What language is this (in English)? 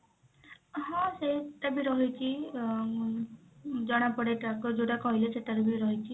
Odia